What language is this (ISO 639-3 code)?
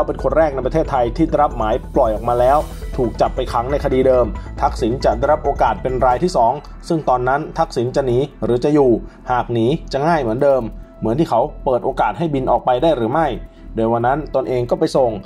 tha